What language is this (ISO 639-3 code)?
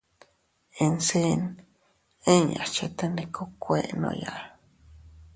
cut